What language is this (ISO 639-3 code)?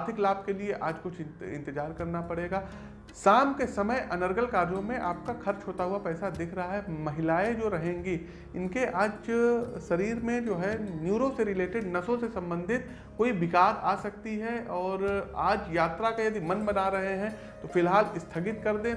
hin